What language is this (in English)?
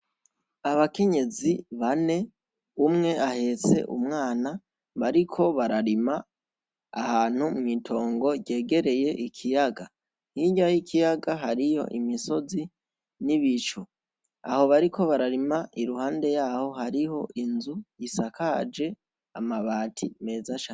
Rundi